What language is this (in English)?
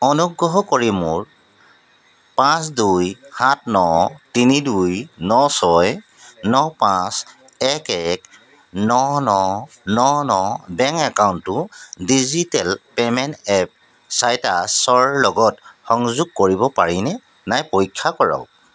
Assamese